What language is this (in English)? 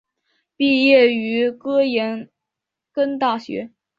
Chinese